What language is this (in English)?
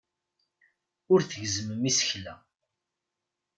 Kabyle